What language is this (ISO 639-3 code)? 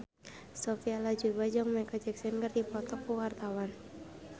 sun